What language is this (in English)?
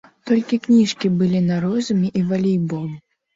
Belarusian